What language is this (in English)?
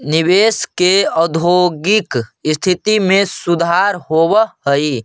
Magahi